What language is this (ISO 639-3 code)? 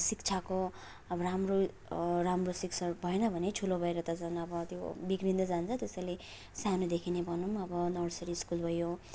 nep